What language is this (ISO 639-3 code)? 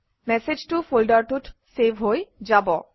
asm